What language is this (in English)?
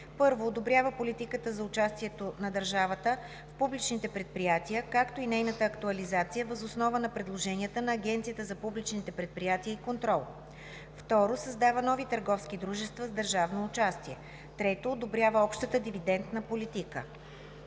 Bulgarian